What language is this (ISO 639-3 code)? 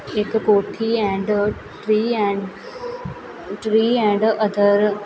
pan